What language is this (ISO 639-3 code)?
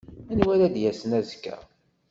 kab